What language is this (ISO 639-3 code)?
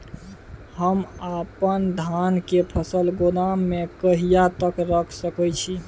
mai